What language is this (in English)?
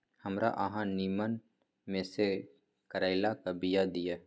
Maithili